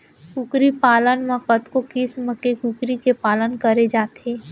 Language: Chhattisgarhi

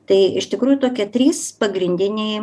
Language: Lithuanian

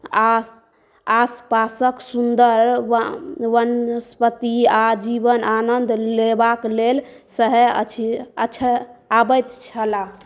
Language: Maithili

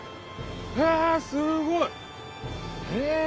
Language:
Japanese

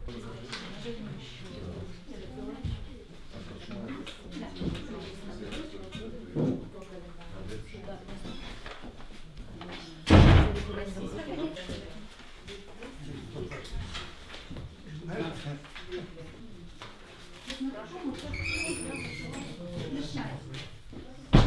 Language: Russian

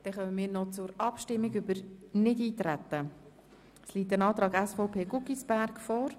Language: Swiss German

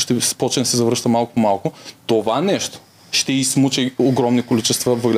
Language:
Bulgarian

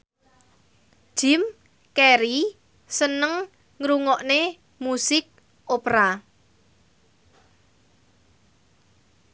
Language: Javanese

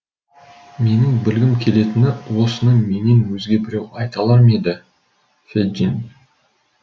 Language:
Kazakh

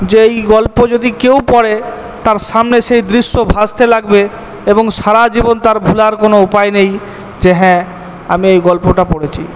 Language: Bangla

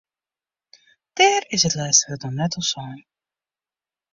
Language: Western Frisian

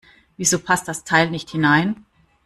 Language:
German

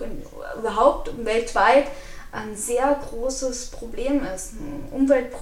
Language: German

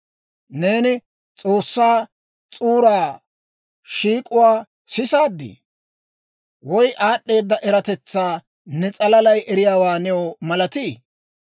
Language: Dawro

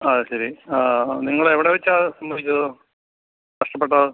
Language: Malayalam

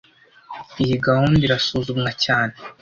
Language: Kinyarwanda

